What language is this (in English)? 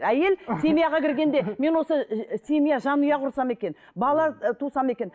Kazakh